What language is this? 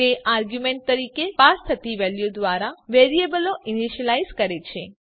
Gujarati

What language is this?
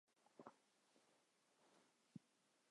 Chinese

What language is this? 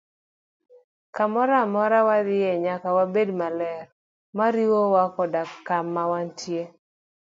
Luo (Kenya and Tanzania)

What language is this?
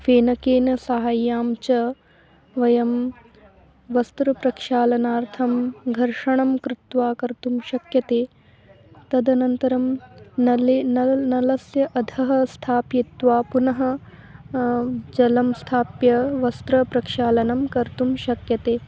Sanskrit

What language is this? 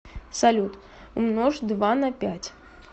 Russian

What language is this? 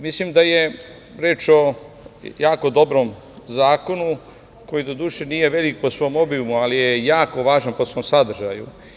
Serbian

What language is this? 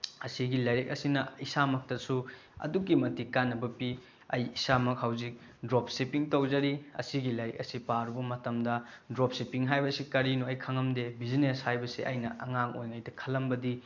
Manipuri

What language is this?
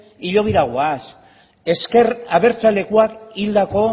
Basque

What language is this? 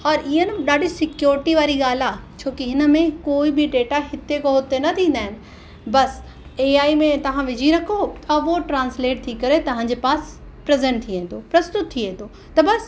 Sindhi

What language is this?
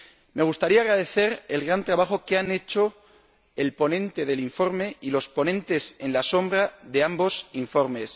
Spanish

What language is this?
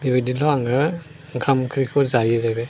Bodo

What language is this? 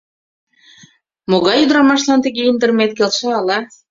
Mari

